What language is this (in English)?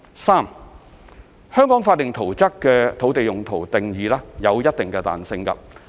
Cantonese